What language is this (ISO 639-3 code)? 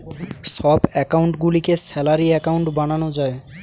ben